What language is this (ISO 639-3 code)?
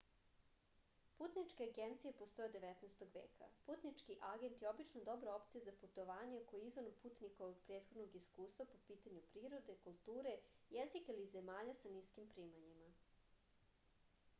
srp